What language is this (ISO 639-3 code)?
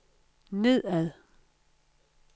dan